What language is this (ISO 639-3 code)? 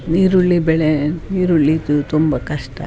kan